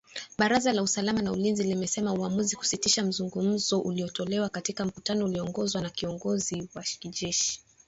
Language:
Swahili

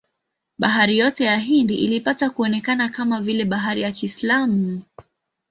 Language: Swahili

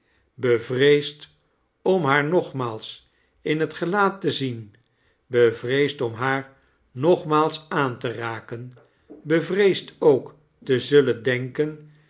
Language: Dutch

